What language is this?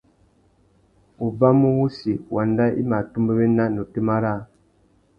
Tuki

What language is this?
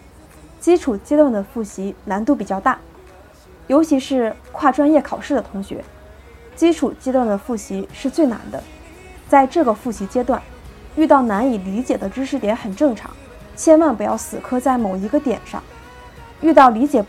Chinese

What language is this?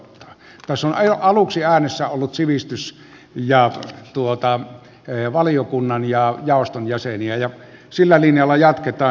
Finnish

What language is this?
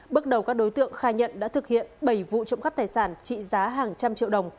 Vietnamese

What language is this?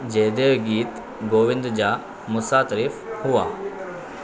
Sindhi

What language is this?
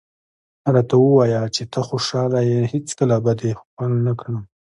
Pashto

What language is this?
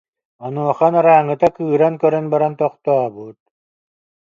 Yakut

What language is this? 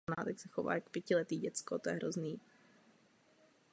Czech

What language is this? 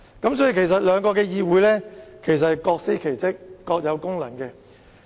Cantonese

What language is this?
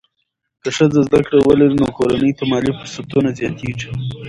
Pashto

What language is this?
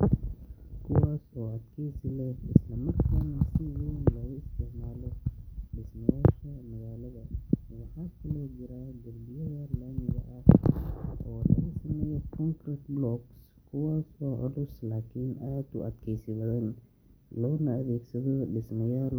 Somali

